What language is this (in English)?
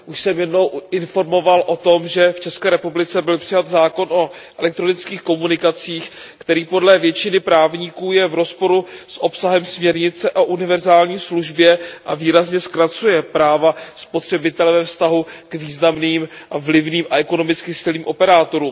Czech